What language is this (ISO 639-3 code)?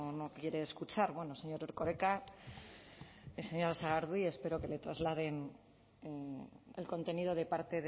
spa